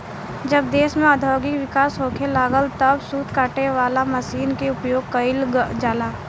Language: Bhojpuri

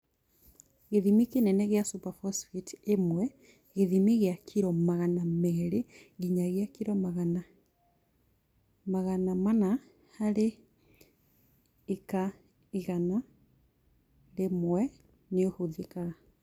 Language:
Kikuyu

